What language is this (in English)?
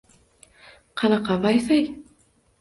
Uzbek